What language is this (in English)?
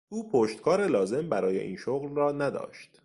Persian